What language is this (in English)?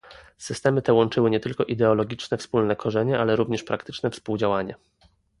Polish